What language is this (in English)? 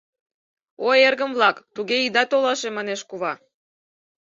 Mari